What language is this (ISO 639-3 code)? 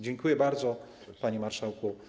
pol